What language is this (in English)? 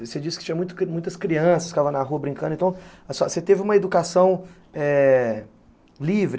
Portuguese